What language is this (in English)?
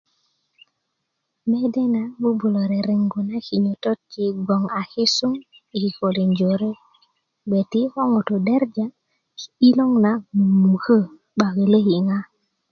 Kuku